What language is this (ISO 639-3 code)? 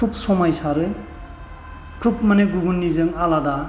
brx